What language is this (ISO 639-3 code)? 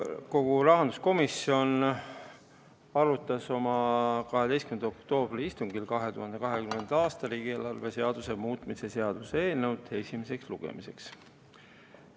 est